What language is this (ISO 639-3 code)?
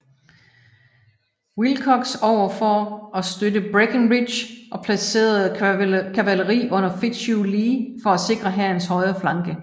dan